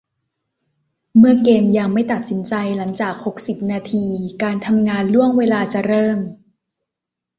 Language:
Thai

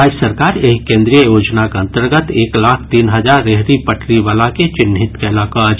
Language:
Maithili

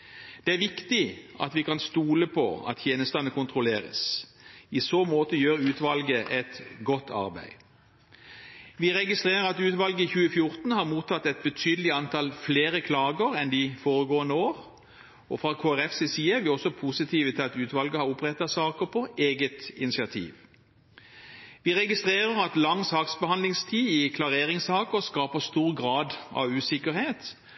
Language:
Norwegian Bokmål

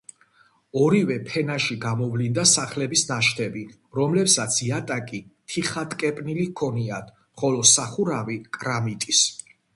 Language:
Georgian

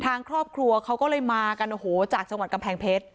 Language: Thai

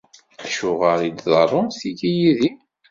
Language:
Kabyle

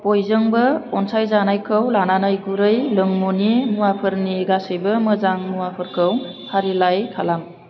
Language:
Bodo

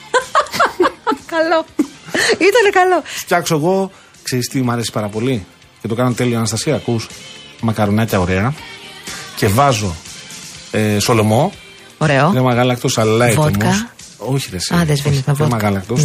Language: Greek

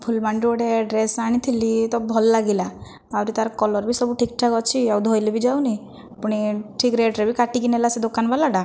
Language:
Odia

